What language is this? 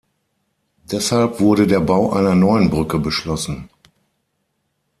German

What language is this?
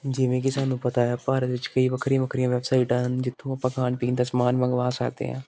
Punjabi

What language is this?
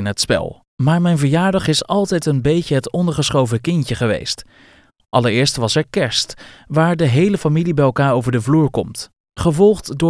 Dutch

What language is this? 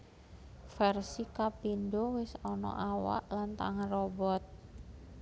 Javanese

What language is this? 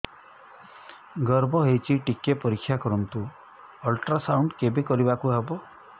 Odia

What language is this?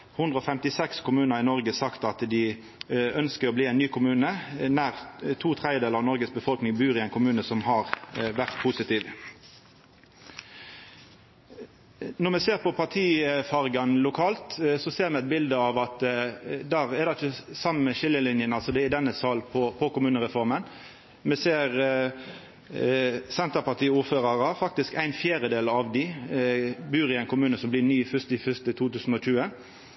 Norwegian Nynorsk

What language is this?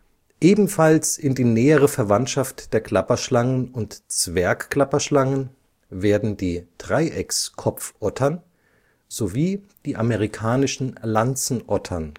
German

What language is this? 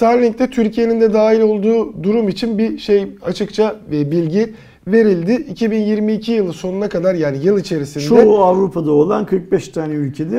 Turkish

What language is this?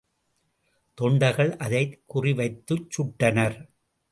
Tamil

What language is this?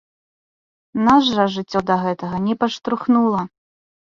Belarusian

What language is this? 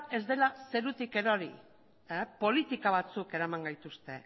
Basque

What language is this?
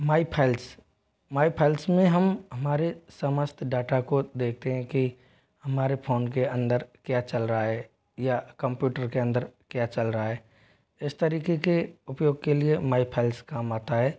Hindi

